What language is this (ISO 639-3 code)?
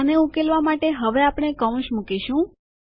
guj